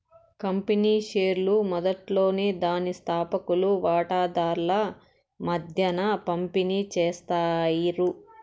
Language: Telugu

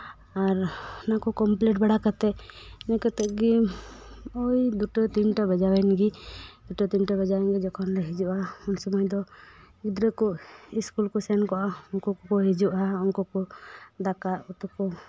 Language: Santali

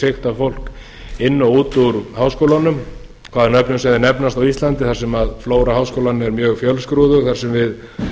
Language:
Icelandic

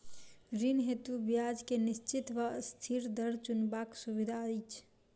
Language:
Maithili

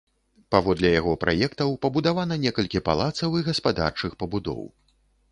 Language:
Belarusian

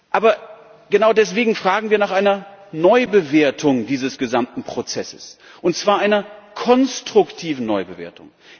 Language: German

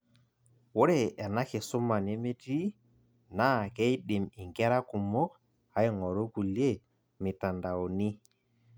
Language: Masai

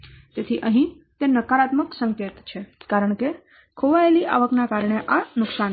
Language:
Gujarati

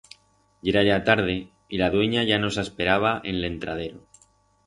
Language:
Aragonese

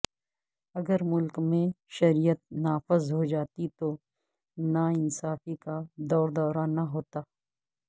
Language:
Urdu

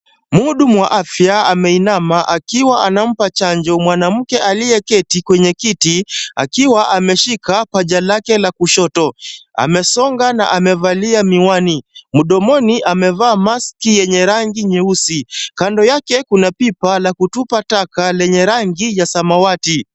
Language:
Swahili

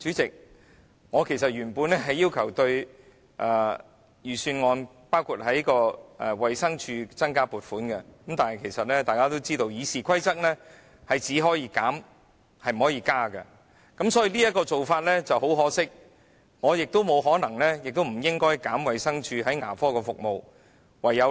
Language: Cantonese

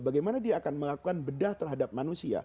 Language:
Indonesian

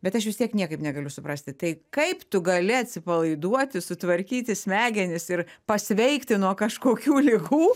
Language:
Lithuanian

